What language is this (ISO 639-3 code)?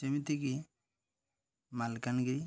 ori